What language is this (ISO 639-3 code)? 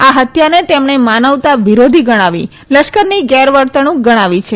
guj